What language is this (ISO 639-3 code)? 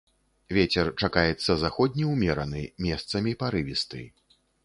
bel